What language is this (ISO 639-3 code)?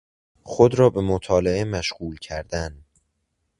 fas